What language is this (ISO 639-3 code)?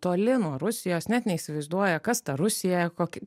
lit